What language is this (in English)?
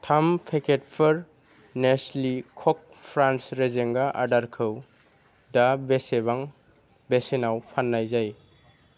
Bodo